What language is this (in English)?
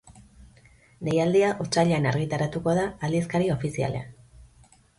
Basque